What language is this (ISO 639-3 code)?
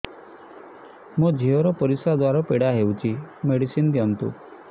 ori